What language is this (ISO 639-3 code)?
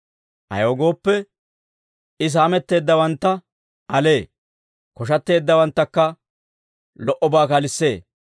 dwr